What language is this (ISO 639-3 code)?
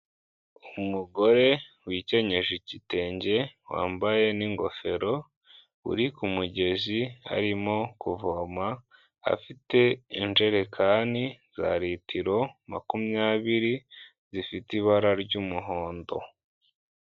kin